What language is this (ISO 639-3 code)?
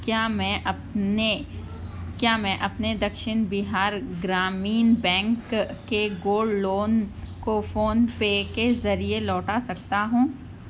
urd